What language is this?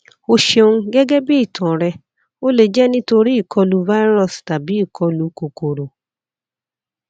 Yoruba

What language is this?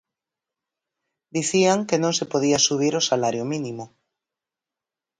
Galician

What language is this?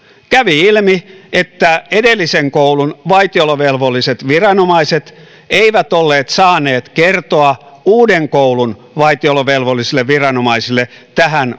Finnish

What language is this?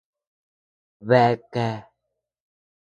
Tepeuxila Cuicatec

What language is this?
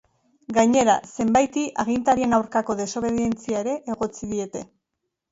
Basque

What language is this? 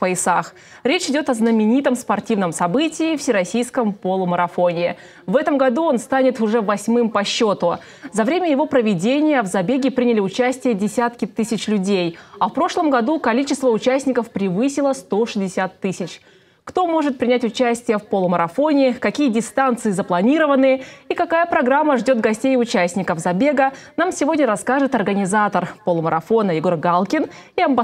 Russian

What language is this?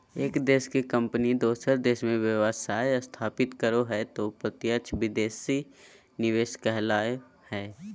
Magahi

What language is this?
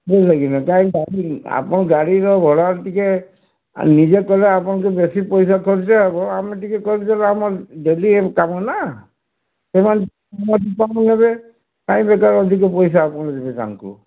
Odia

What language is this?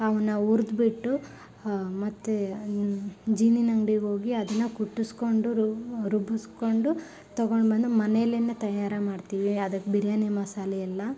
Kannada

